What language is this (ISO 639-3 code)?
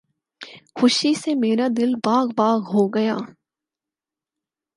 urd